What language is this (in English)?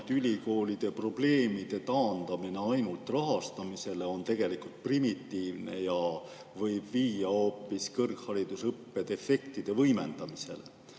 Estonian